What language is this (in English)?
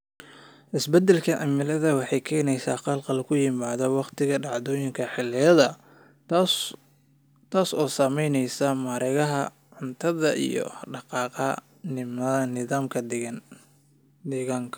Somali